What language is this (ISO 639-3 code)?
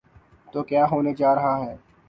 urd